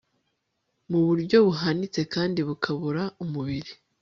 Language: Kinyarwanda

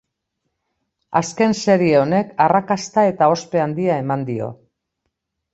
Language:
Basque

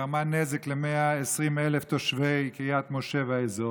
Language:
Hebrew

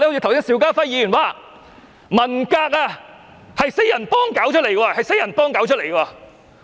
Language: Cantonese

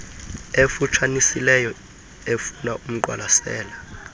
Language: Xhosa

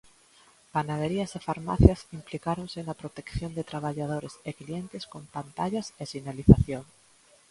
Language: Galician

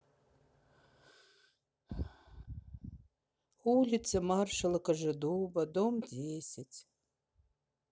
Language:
Russian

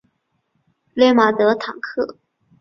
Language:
Chinese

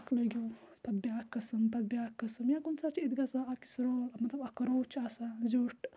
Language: Kashmiri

